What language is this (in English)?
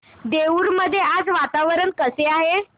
Marathi